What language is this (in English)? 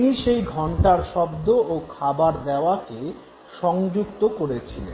Bangla